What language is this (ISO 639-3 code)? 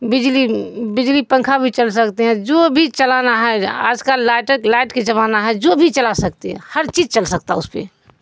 urd